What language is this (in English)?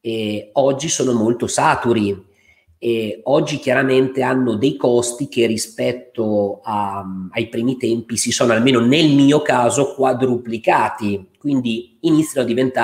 Italian